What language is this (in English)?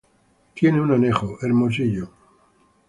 Spanish